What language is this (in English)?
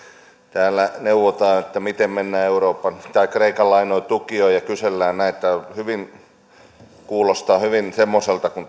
Finnish